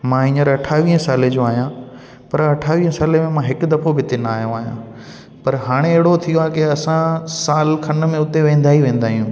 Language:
Sindhi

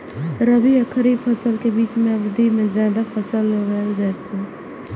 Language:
Maithili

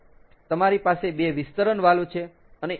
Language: Gujarati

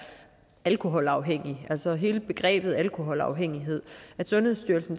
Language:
Danish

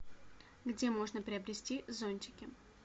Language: Russian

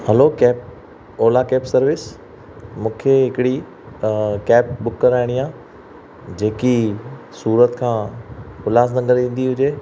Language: Sindhi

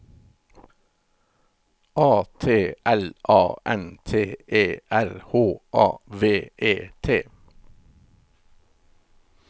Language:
Norwegian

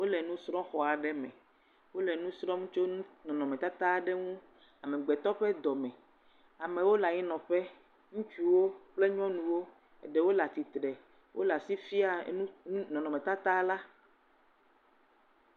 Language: Ewe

